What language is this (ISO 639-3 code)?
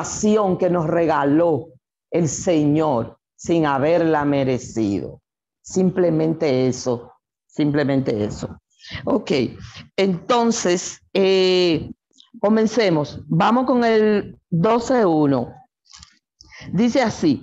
spa